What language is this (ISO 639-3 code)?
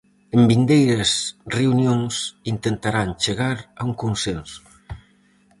glg